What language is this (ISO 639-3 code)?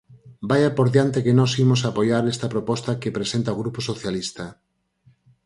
glg